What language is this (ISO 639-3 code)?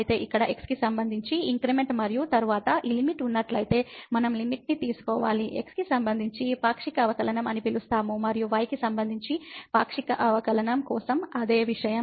tel